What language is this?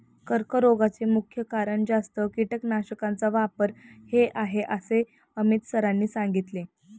Marathi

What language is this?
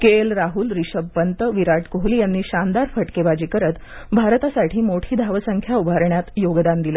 Marathi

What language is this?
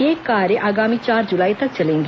Hindi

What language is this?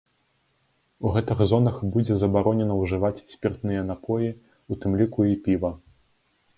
Belarusian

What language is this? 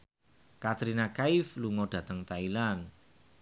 Javanese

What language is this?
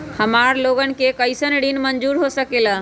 Magahi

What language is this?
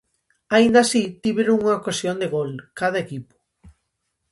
Galician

